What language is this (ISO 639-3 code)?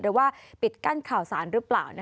tha